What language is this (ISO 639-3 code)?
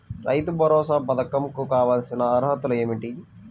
tel